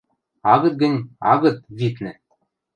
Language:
Western Mari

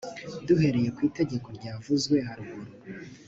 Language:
Kinyarwanda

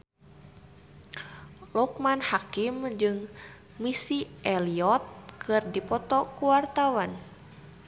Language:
Sundanese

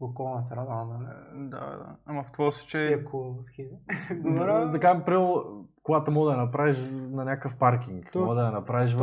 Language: Bulgarian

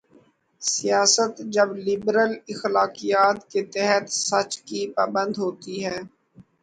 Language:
Urdu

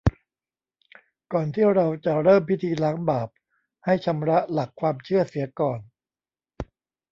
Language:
Thai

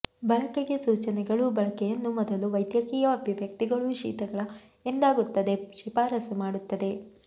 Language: Kannada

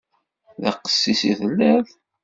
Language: Kabyle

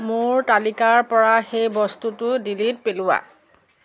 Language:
Assamese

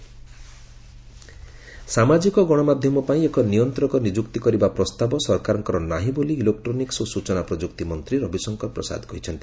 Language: Odia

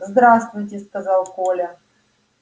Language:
Russian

